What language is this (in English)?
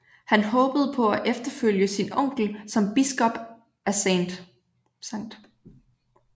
Danish